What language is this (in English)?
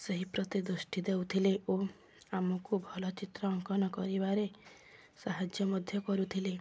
Odia